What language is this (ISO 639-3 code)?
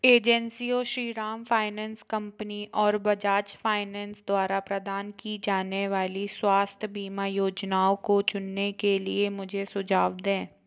hin